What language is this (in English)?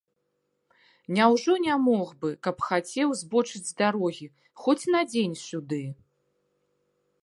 Belarusian